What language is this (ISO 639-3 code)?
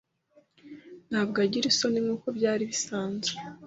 kin